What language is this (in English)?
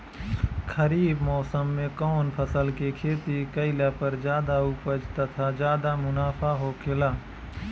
Bhojpuri